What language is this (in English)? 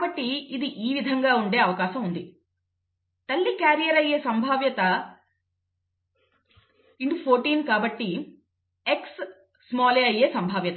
Telugu